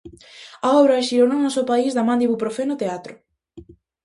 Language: Galician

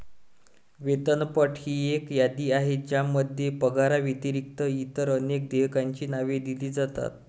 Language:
Marathi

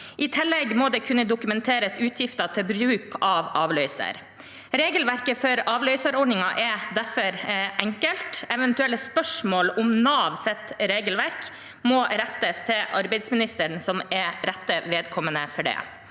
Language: Norwegian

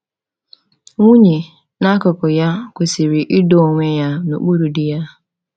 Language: Igbo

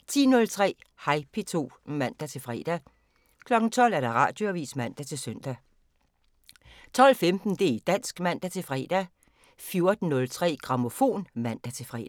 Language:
Danish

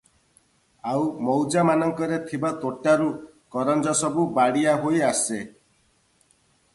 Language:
Odia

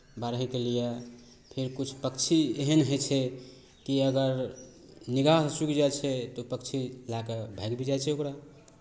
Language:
Maithili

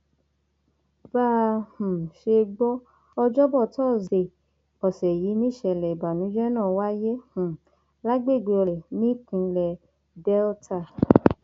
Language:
Yoruba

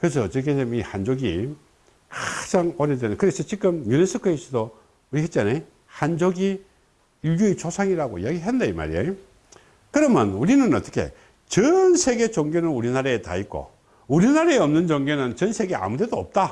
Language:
Korean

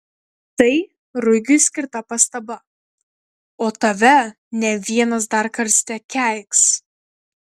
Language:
Lithuanian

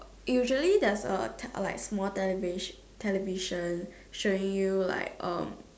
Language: English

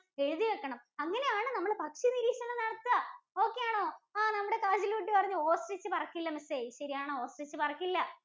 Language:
Malayalam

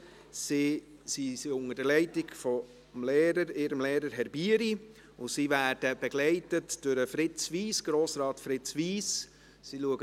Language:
Swiss German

